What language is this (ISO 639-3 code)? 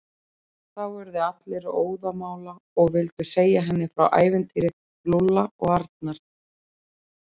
isl